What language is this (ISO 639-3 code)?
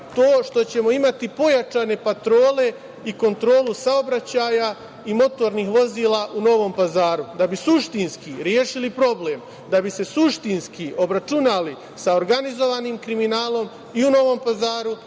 srp